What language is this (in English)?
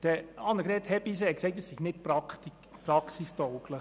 Swiss German